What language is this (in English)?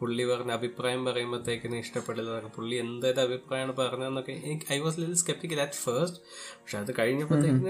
Malayalam